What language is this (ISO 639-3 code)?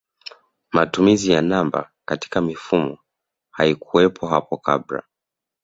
swa